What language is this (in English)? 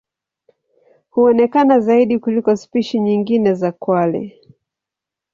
Swahili